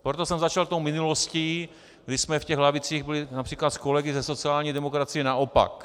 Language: Czech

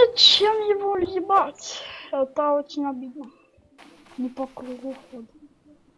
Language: Russian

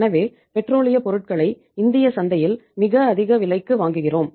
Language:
Tamil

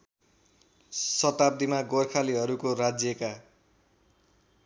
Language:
Nepali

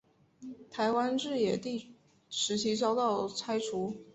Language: Chinese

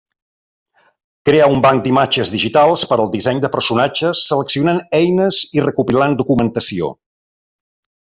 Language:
Catalan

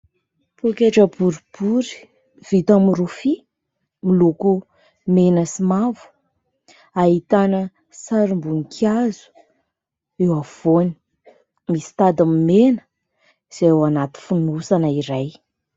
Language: Malagasy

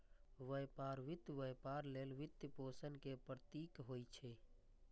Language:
Maithili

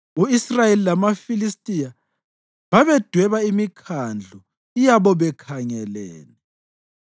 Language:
North Ndebele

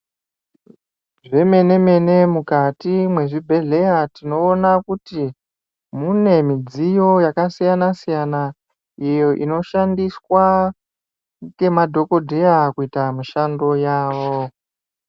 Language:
Ndau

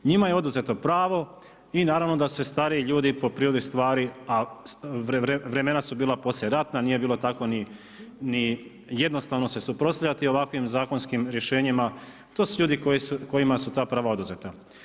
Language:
Croatian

